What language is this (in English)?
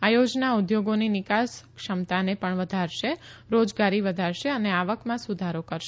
Gujarati